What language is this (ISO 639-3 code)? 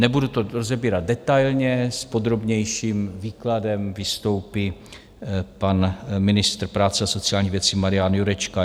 ces